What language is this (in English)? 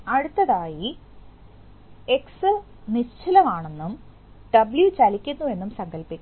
Malayalam